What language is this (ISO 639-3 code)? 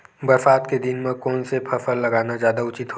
hne